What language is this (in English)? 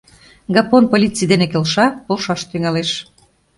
Mari